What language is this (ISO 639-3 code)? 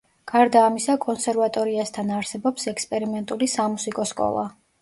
kat